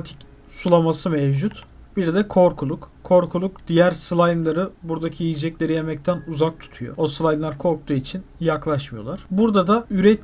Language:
Turkish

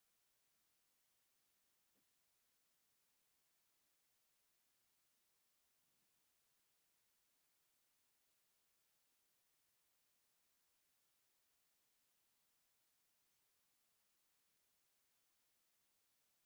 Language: Tigrinya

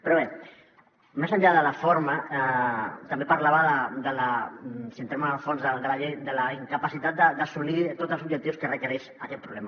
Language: Catalan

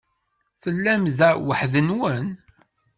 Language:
Kabyle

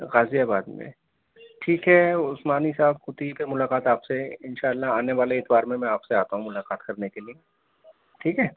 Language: Urdu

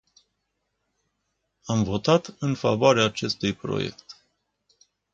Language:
Romanian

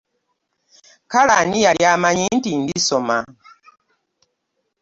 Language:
Ganda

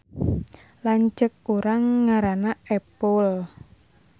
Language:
Sundanese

